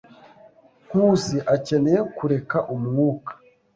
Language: Kinyarwanda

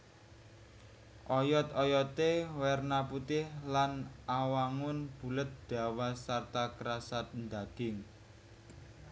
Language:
Javanese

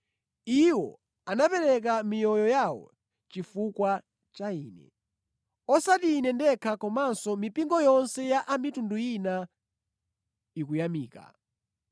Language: Nyanja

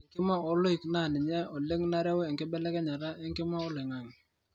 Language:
Masai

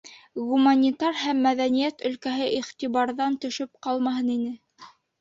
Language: Bashkir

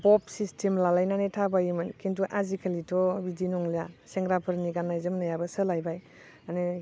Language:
Bodo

